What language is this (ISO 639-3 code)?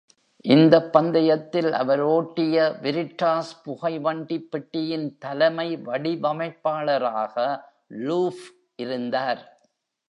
tam